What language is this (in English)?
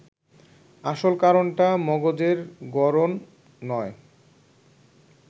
Bangla